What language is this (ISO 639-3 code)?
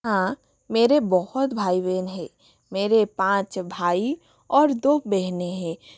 hin